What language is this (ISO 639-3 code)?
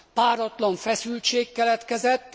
hun